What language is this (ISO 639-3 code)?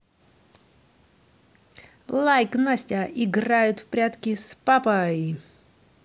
rus